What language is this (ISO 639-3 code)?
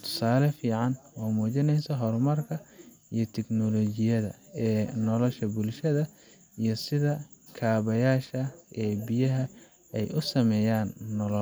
som